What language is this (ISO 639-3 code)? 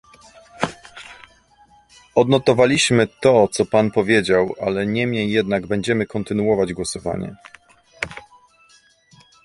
pol